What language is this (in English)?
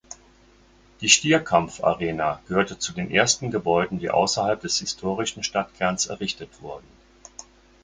German